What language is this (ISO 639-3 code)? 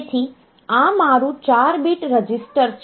guj